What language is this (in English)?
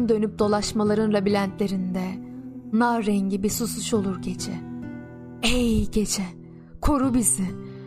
Turkish